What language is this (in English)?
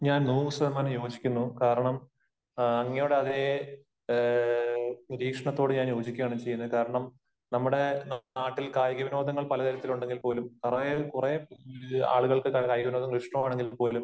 Malayalam